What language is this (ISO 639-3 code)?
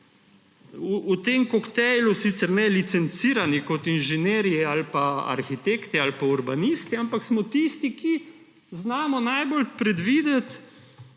slv